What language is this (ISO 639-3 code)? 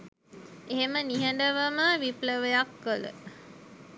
sin